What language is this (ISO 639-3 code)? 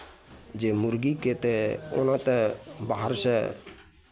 mai